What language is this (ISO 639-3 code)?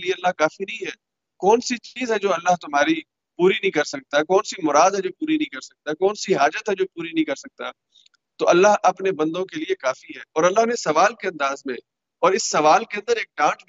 urd